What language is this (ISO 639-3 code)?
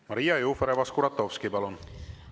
est